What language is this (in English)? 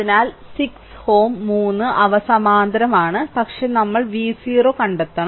Malayalam